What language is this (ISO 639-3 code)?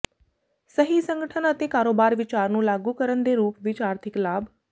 pan